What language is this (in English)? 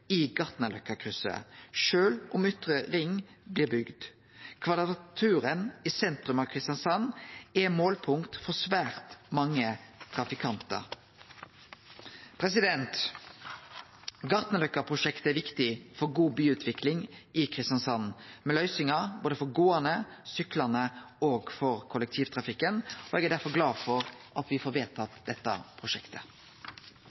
Norwegian Nynorsk